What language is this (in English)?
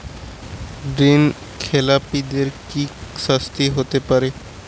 Bangla